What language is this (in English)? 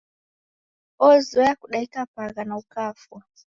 Taita